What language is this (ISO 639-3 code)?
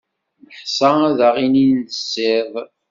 kab